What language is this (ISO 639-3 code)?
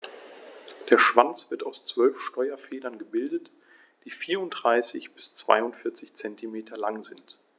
deu